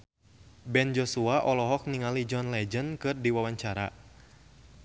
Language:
Sundanese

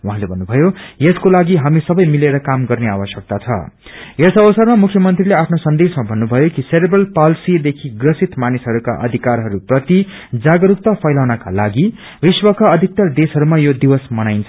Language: Nepali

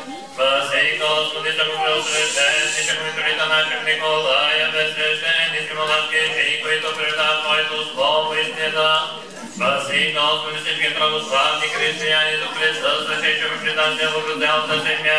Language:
Bulgarian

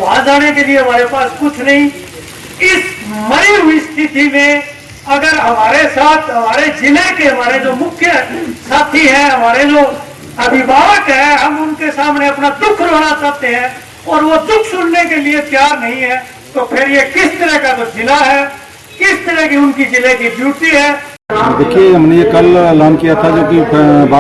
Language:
Hindi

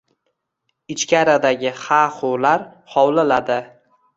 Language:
Uzbek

